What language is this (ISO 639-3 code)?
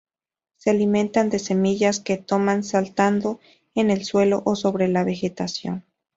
spa